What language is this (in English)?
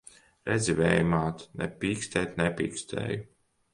Latvian